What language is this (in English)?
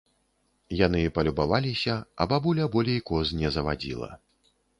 Belarusian